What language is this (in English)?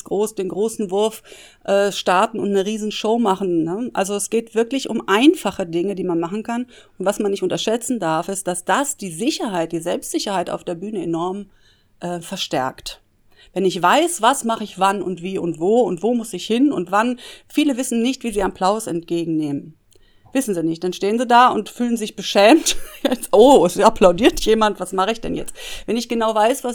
German